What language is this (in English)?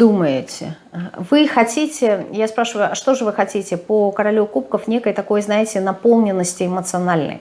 Russian